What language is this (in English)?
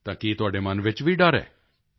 Punjabi